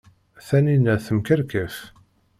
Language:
Kabyle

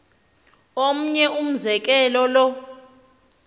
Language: Xhosa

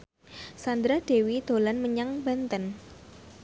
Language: Javanese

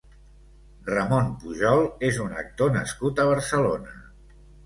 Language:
Catalan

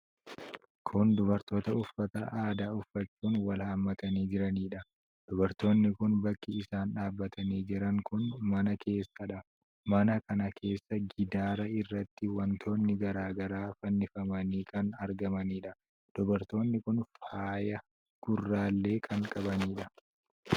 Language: Oromo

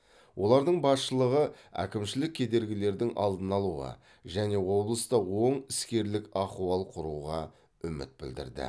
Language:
Kazakh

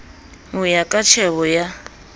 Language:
Southern Sotho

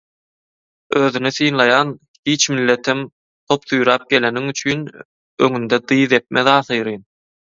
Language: Turkmen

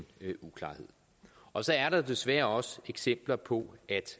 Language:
Danish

